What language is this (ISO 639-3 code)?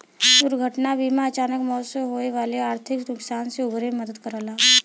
bho